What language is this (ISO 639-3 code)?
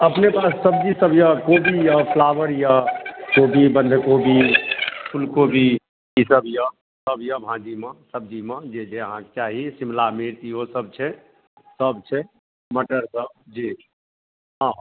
mai